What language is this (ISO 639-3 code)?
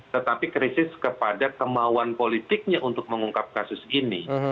ind